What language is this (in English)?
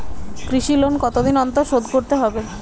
Bangla